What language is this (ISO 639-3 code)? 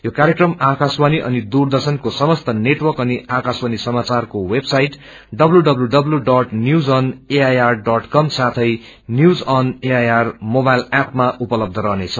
nep